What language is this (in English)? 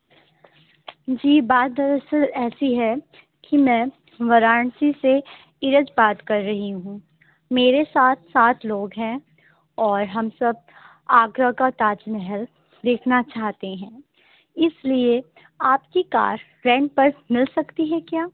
Urdu